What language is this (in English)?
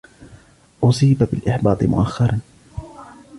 Arabic